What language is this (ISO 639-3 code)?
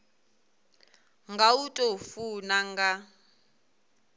ven